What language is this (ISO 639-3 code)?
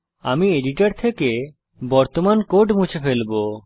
ben